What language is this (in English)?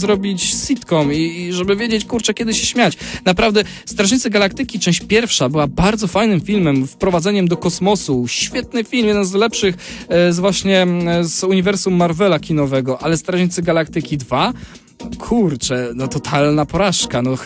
Polish